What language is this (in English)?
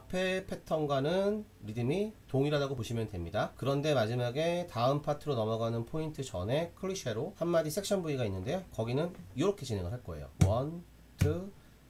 Korean